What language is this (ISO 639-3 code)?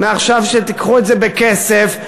heb